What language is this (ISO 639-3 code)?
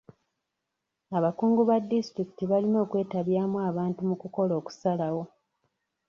lug